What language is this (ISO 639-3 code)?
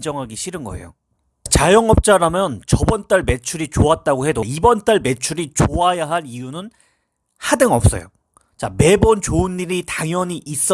kor